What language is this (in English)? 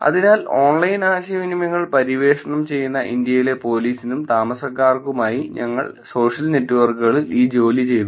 Malayalam